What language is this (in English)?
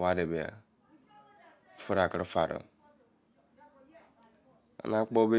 Izon